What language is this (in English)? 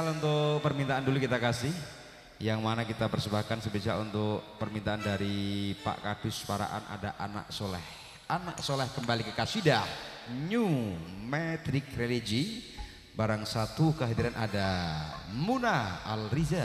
Indonesian